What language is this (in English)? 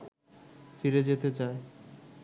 Bangla